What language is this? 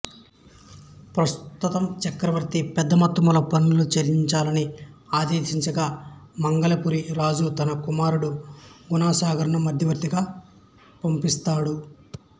Telugu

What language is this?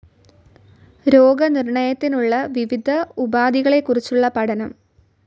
Malayalam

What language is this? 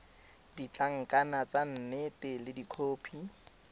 Tswana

